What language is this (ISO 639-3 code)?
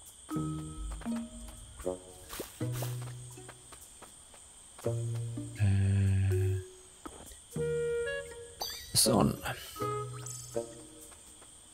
nor